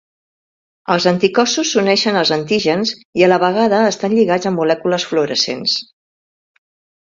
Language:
Catalan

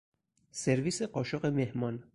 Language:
Persian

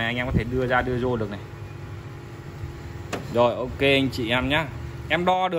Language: Vietnamese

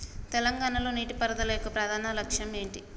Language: Telugu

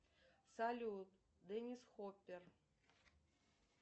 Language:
Russian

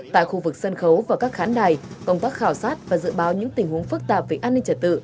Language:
Vietnamese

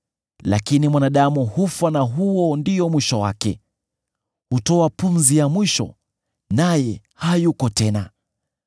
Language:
Swahili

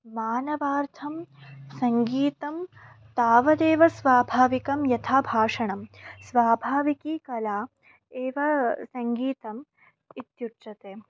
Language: Sanskrit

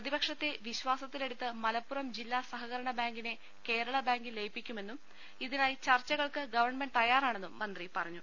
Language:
Malayalam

